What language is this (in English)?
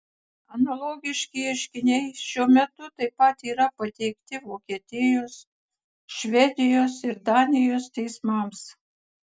Lithuanian